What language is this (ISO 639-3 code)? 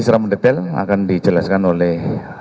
ind